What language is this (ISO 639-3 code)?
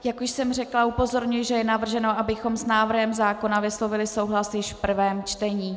ces